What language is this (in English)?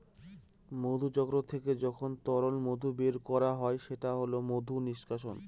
Bangla